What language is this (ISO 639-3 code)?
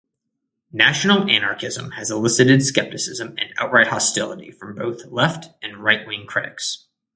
eng